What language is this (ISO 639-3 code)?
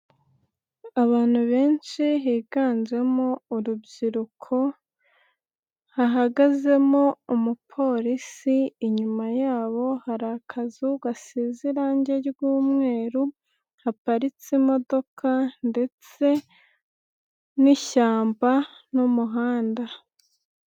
kin